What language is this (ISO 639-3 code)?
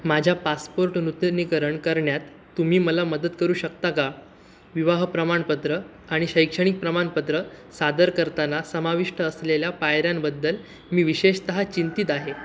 mar